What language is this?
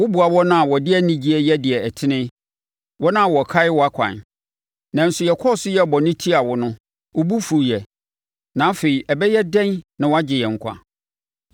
Akan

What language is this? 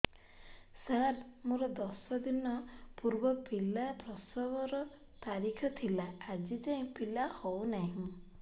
Odia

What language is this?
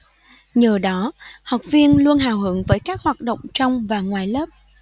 Vietnamese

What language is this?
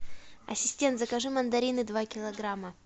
Russian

